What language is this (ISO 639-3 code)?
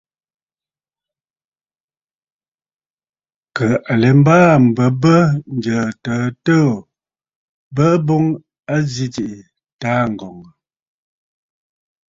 bfd